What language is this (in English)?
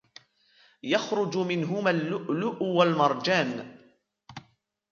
Arabic